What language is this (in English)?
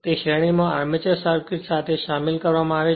Gujarati